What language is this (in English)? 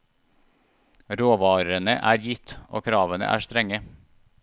Norwegian